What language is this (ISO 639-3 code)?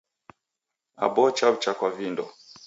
dav